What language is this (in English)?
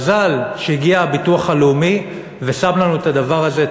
Hebrew